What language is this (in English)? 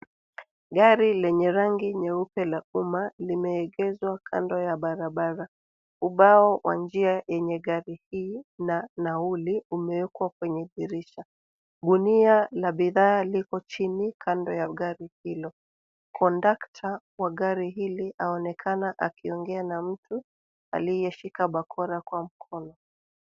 Swahili